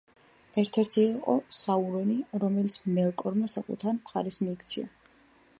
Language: Georgian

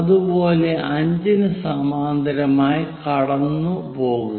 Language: Malayalam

